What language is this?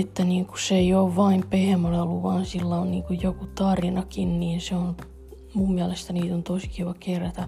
Finnish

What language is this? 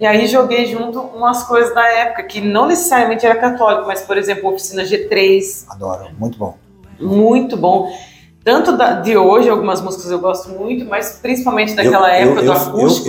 Portuguese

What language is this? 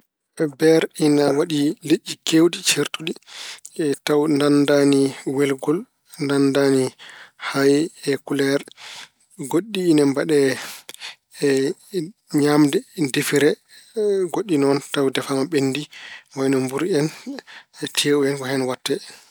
Fula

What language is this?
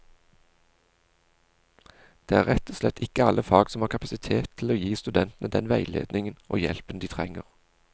Norwegian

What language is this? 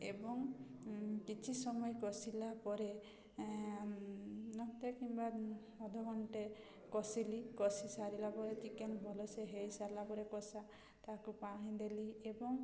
Odia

